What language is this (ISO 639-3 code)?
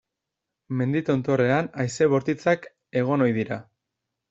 eus